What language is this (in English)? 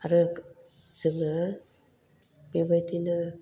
Bodo